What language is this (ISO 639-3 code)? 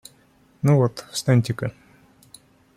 rus